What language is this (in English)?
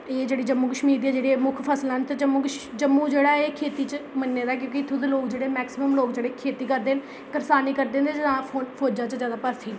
Dogri